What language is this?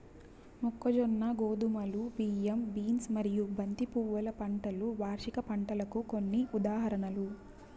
Telugu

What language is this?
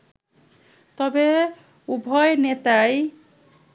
Bangla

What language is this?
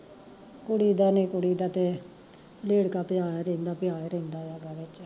Punjabi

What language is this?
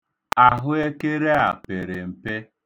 Igbo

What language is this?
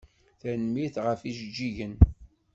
Kabyle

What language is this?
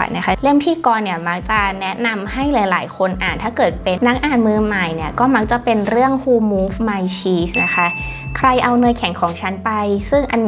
Thai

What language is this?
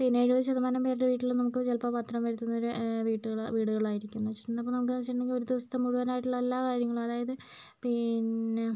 Malayalam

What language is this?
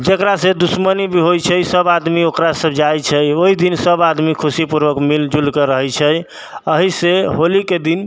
Maithili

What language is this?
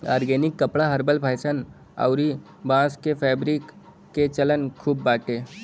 Bhojpuri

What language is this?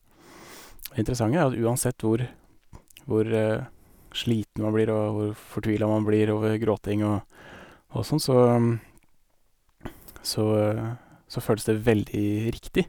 Norwegian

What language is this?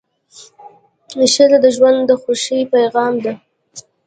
Pashto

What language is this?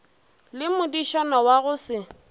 Northern Sotho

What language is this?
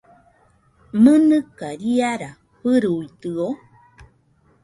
Nüpode Huitoto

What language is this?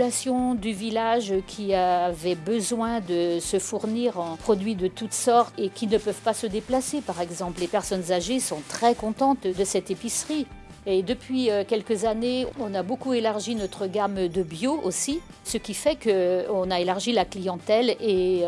French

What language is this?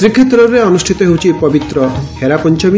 Odia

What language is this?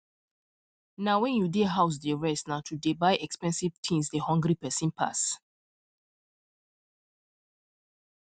Nigerian Pidgin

